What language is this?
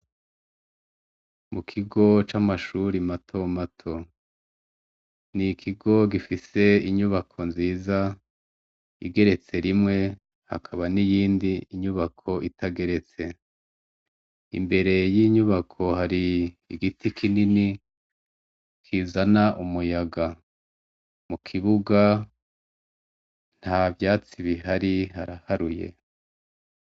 Rundi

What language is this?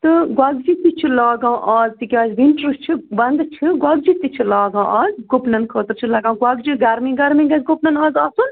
Kashmiri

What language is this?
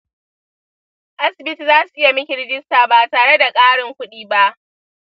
Hausa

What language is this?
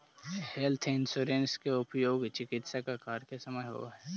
Magahi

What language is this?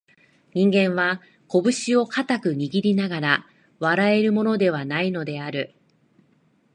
Japanese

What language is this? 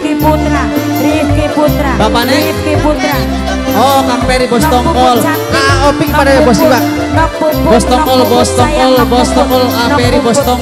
Indonesian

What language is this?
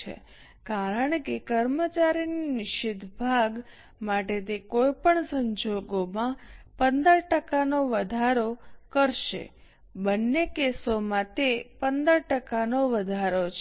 Gujarati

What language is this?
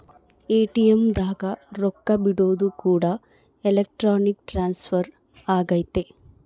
Kannada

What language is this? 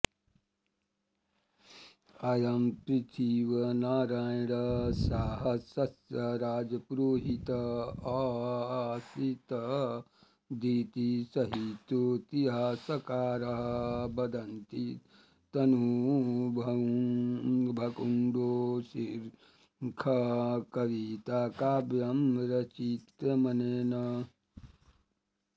Sanskrit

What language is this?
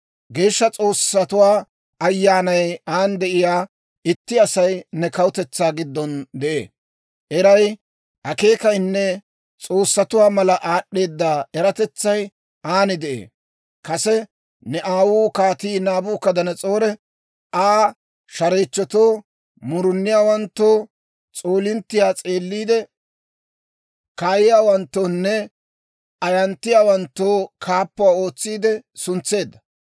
Dawro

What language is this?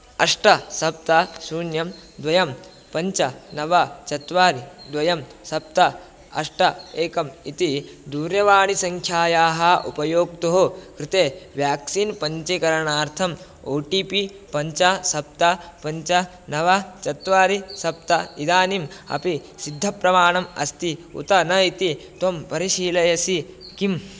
Sanskrit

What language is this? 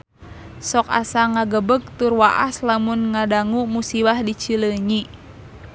Sundanese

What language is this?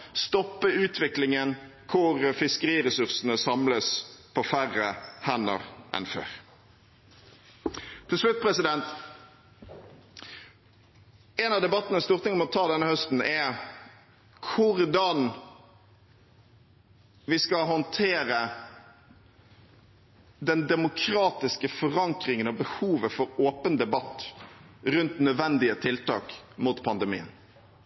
Norwegian Bokmål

